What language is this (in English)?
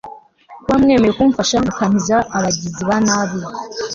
Kinyarwanda